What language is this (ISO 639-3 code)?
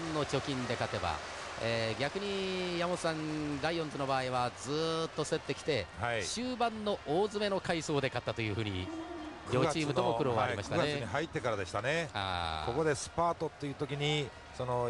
jpn